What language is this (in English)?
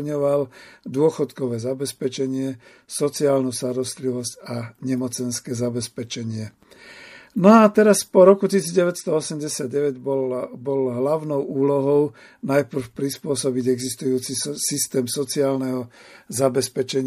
Slovak